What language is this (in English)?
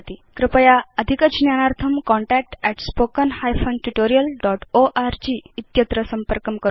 Sanskrit